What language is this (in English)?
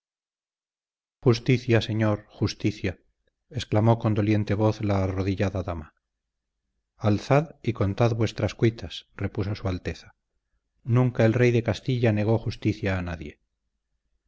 Spanish